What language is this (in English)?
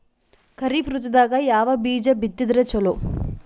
Kannada